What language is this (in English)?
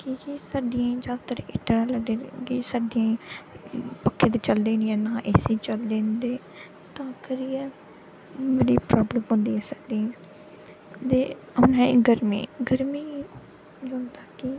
Dogri